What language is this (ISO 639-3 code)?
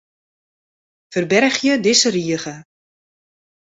fry